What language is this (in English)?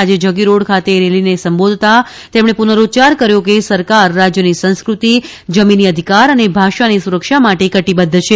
Gujarati